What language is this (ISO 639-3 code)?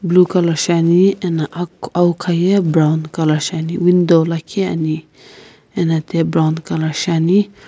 nsm